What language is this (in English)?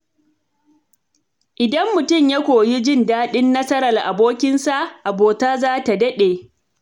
Hausa